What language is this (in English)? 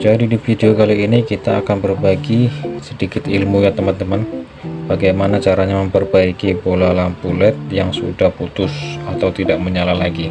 Indonesian